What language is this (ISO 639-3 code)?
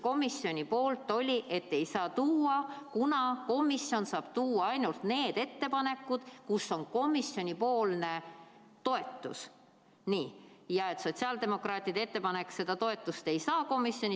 est